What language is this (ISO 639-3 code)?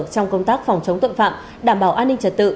vie